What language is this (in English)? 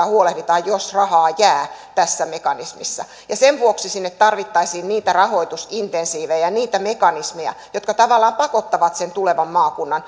Finnish